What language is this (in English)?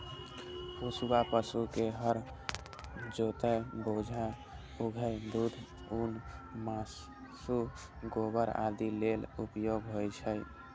Maithili